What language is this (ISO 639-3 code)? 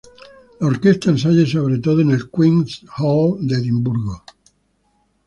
spa